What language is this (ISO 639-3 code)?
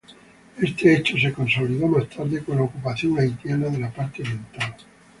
spa